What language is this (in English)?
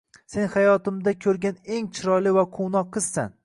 Uzbek